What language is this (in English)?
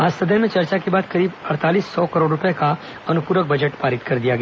Hindi